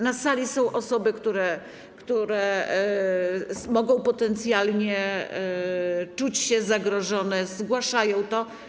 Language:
Polish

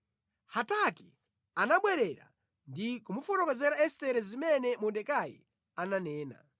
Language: Nyanja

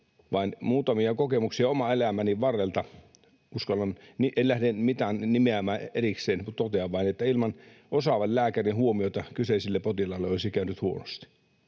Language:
Finnish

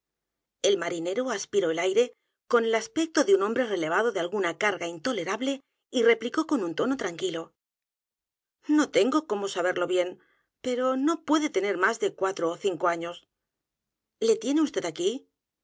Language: Spanish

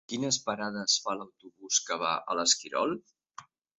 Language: Catalan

